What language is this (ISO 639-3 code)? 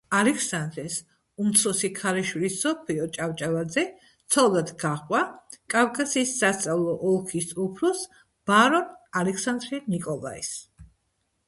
kat